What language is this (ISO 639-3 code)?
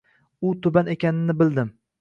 uzb